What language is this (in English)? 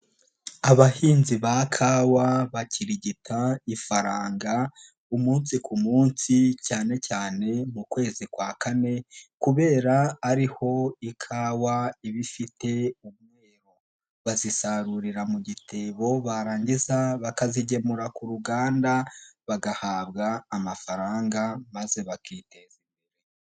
Kinyarwanda